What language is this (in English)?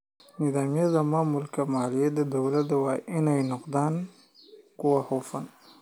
Somali